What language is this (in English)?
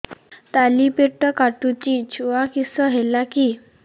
Odia